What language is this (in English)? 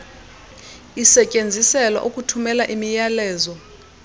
Xhosa